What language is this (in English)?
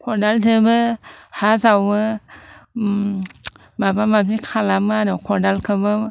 Bodo